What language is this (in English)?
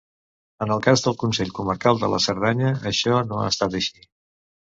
Catalan